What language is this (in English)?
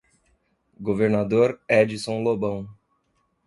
Portuguese